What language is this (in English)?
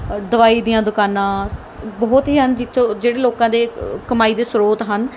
Punjabi